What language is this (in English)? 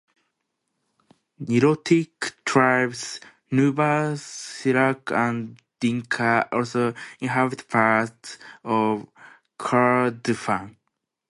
English